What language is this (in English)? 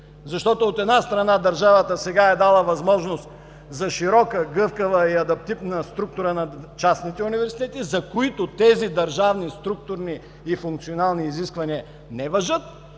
Bulgarian